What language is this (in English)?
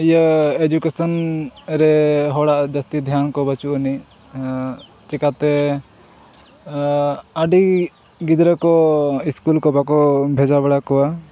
Santali